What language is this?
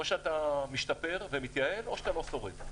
Hebrew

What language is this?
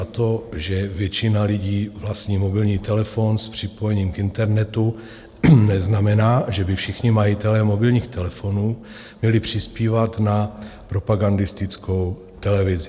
Czech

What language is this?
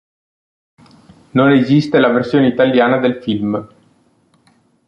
Italian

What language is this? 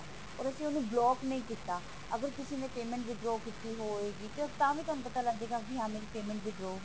Punjabi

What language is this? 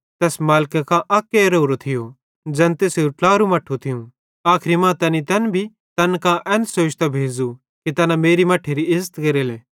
Bhadrawahi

